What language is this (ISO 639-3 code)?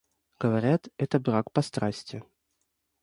rus